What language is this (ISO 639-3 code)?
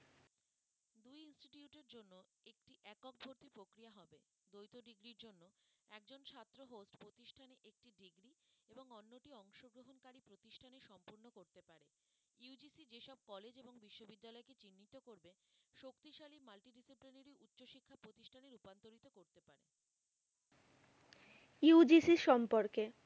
ben